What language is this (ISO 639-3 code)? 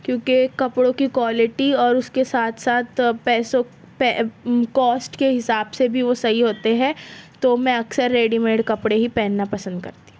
urd